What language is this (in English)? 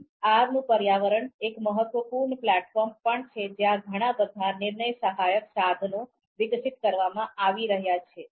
Gujarati